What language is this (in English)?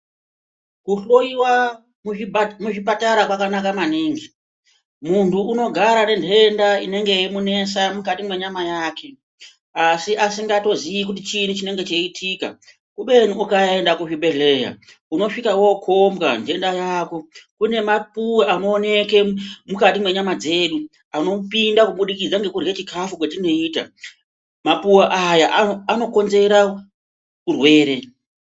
Ndau